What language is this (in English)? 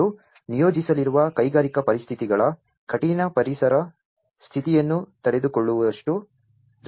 Kannada